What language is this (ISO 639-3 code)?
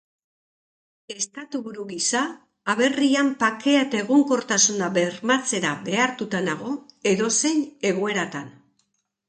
eus